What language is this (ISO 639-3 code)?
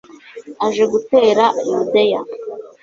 kin